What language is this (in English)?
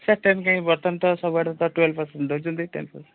Odia